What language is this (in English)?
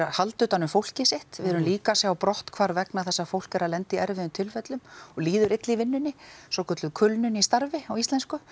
Icelandic